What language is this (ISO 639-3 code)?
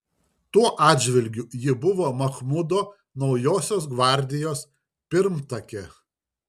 lit